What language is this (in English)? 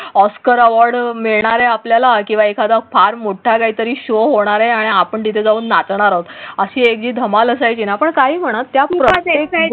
Marathi